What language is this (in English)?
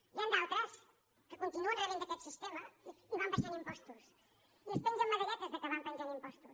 Catalan